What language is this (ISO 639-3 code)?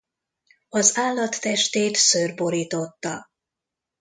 hun